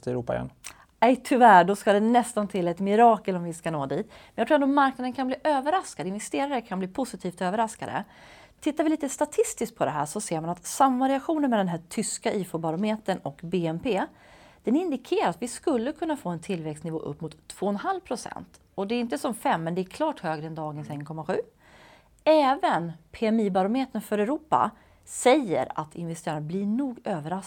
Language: Swedish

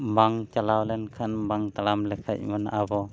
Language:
Santali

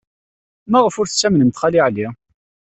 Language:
Kabyle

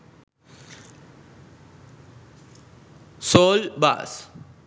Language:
Sinhala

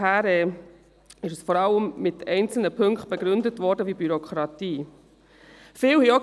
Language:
Swiss German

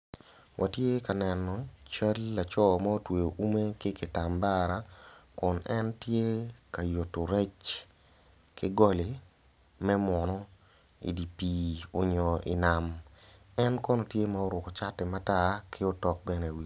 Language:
Acoli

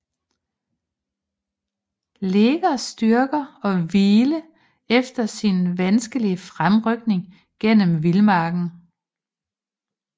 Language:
Danish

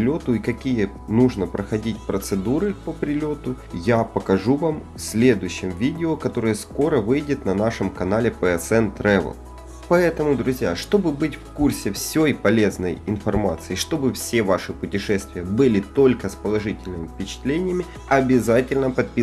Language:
Russian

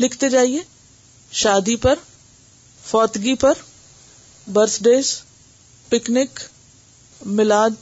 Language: Urdu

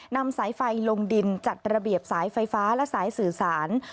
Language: Thai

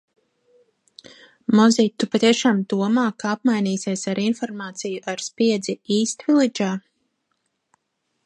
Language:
Latvian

